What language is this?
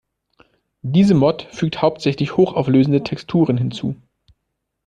German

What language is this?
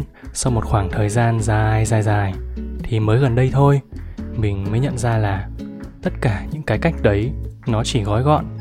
Vietnamese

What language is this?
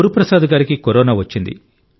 Telugu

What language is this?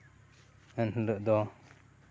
Santali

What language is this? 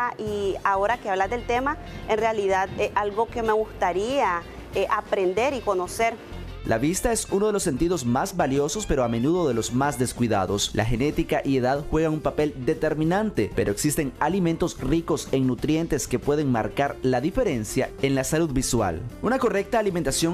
Spanish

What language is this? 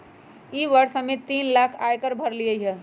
Magahi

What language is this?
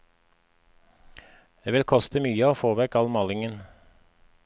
Norwegian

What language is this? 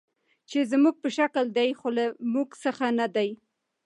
Pashto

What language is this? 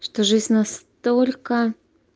Russian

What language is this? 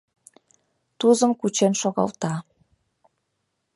Mari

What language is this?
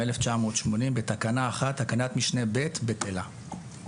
Hebrew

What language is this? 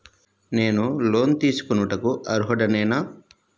Telugu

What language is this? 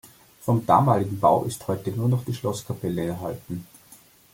German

